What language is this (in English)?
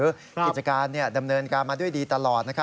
Thai